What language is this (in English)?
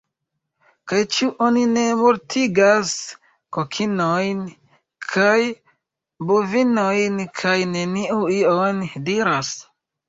Esperanto